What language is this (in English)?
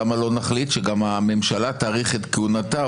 Hebrew